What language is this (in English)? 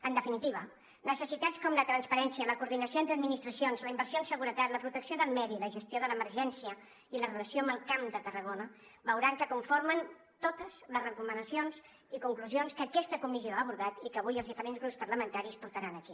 Catalan